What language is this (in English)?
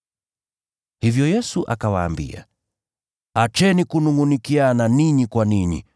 Swahili